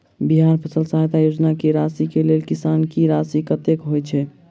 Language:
Maithili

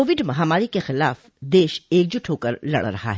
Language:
Hindi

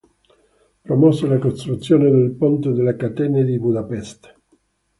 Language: Italian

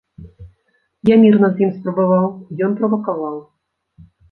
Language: Belarusian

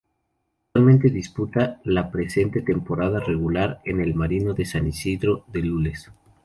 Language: Spanish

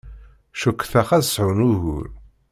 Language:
Kabyle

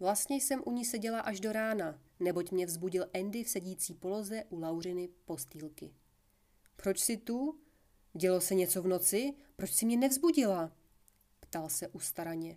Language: Czech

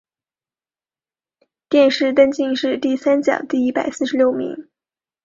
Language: Chinese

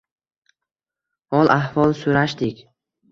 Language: Uzbek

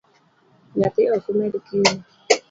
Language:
Luo (Kenya and Tanzania)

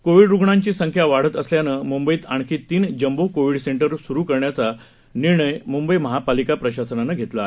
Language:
Marathi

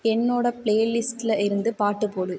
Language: Tamil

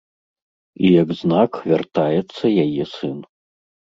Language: Belarusian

